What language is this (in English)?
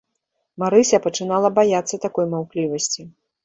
Belarusian